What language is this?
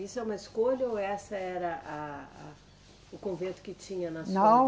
Portuguese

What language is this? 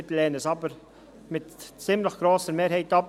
Swiss German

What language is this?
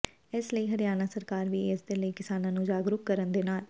Punjabi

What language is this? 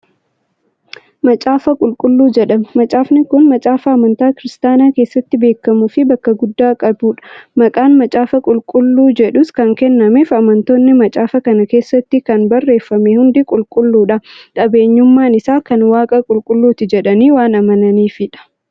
Oromo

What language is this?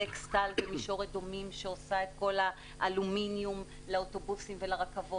Hebrew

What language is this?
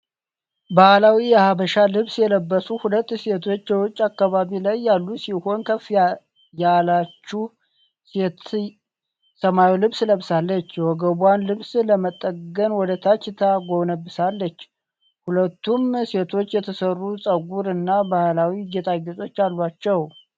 Amharic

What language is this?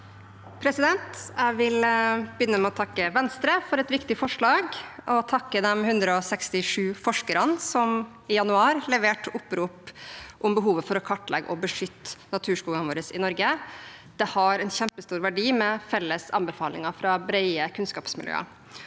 Norwegian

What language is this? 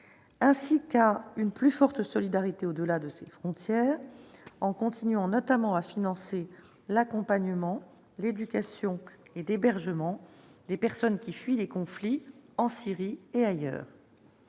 French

